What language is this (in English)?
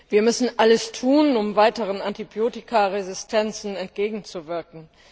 German